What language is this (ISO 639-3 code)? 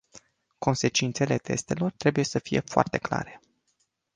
ron